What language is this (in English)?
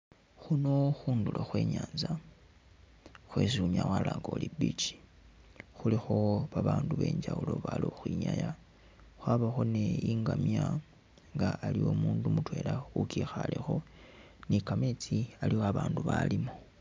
Masaaba